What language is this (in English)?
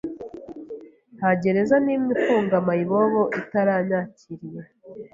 Kinyarwanda